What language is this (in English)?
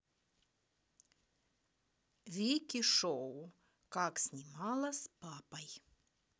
Russian